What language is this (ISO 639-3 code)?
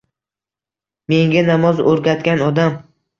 uzb